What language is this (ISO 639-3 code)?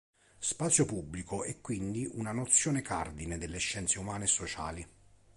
ita